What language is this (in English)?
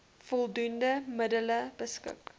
Afrikaans